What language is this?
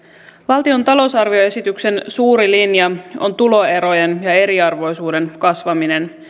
Finnish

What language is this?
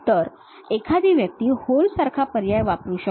Marathi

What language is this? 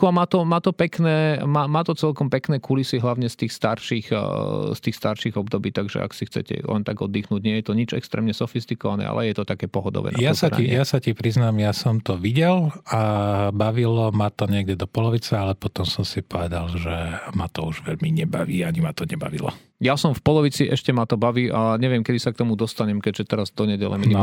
Slovak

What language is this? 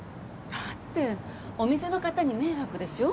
Japanese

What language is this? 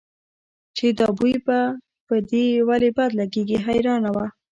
Pashto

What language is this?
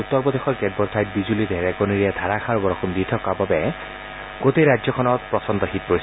Assamese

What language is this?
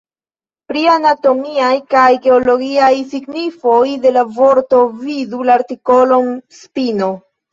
Esperanto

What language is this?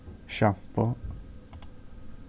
Faroese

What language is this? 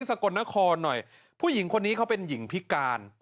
Thai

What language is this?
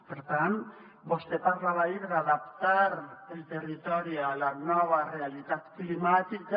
Catalan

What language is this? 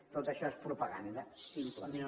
Catalan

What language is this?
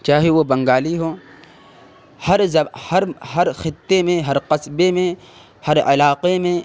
Urdu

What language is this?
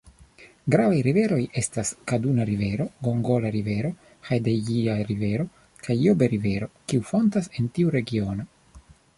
Esperanto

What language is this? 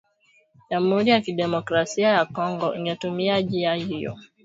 Swahili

